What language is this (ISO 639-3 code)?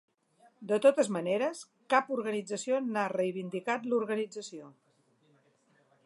cat